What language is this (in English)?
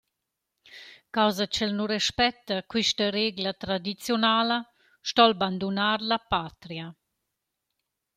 Romansh